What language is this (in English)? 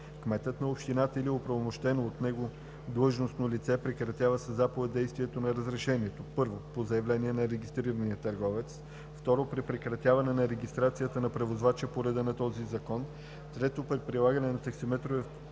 Bulgarian